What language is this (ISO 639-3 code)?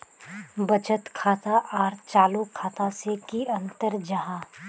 mag